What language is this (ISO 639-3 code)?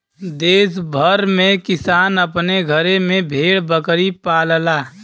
bho